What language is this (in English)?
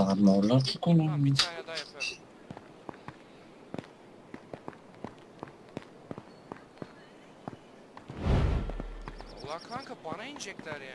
Turkish